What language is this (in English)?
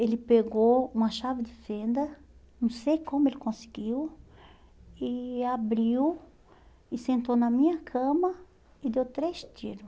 Portuguese